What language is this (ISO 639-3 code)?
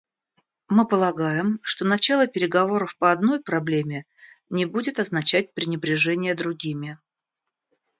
rus